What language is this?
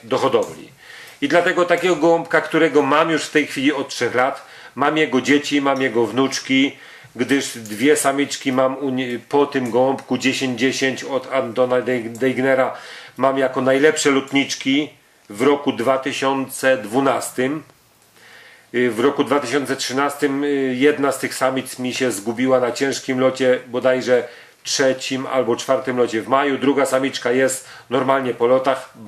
Polish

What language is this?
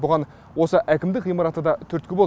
Kazakh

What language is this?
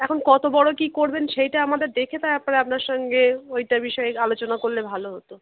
Bangla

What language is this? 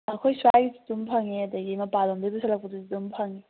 Manipuri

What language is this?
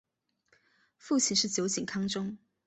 Chinese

